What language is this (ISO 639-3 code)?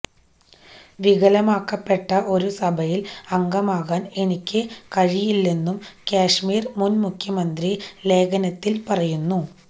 mal